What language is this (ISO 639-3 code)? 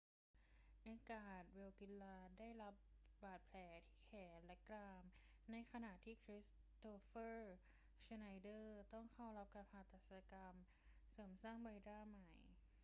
tha